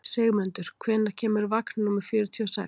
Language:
Icelandic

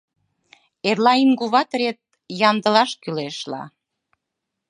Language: Mari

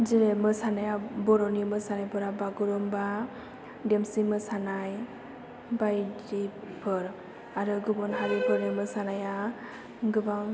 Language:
Bodo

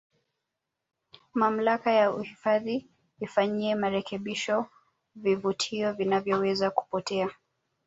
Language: Swahili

